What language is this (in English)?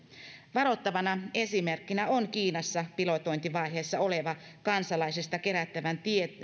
Finnish